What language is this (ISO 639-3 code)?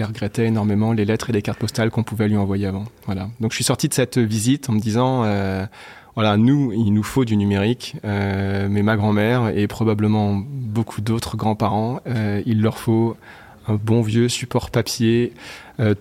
fra